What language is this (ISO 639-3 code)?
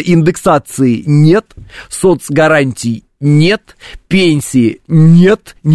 rus